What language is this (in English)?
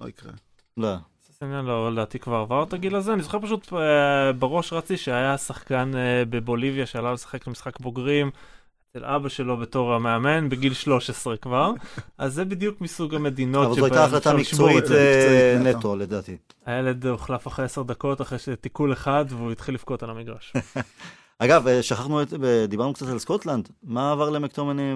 Hebrew